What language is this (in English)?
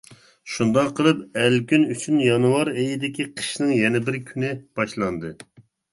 Uyghur